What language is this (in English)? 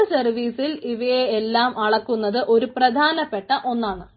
Malayalam